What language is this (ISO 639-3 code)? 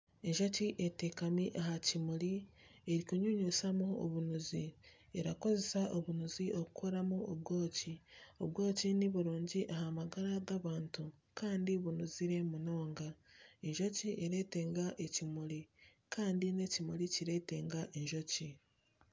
nyn